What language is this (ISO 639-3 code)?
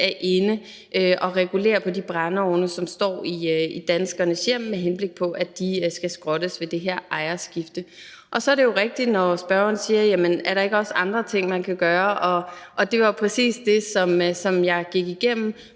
dan